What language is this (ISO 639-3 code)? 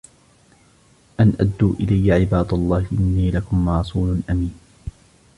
ara